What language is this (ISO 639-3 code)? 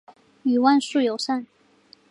zho